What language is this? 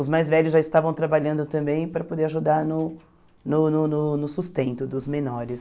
Portuguese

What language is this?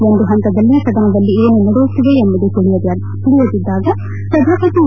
Kannada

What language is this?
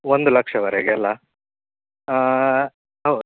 Kannada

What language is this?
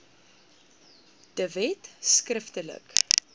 Afrikaans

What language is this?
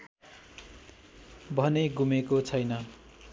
Nepali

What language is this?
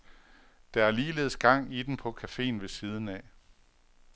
Danish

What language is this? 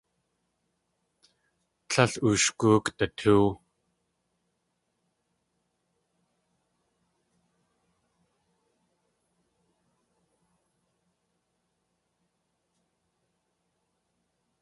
Tlingit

